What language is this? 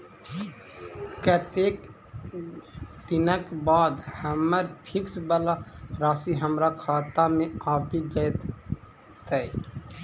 Maithili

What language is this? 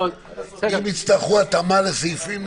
Hebrew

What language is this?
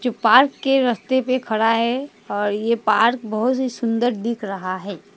Hindi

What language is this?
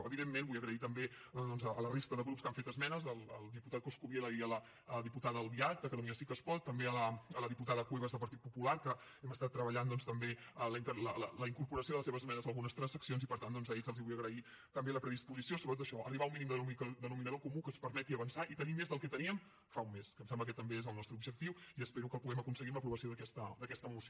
Catalan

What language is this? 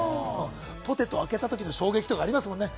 Japanese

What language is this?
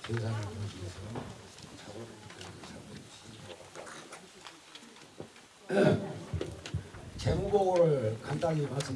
Korean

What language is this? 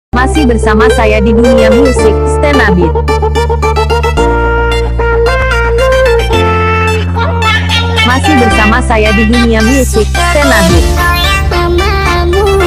Indonesian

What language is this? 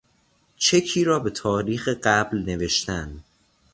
Persian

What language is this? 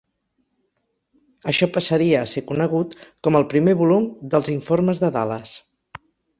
Catalan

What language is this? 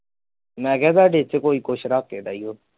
Punjabi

